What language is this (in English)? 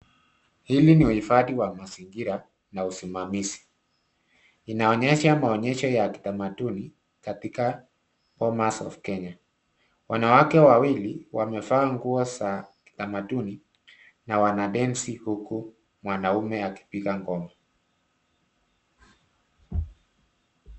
Swahili